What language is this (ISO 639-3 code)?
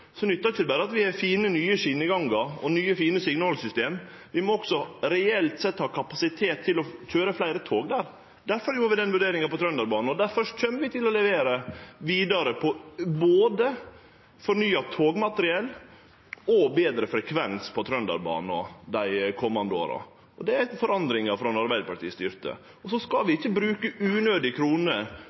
nno